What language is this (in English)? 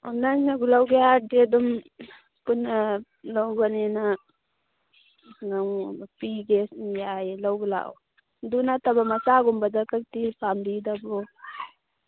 Manipuri